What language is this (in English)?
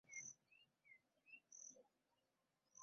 Ganda